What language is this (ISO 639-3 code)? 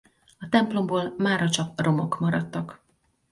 hun